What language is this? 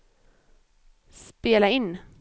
Swedish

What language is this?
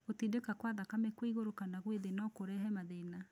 Kikuyu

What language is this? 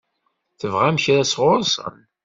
Kabyle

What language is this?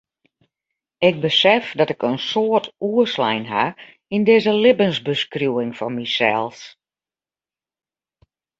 Western Frisian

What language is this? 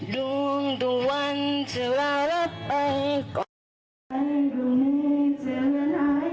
Thai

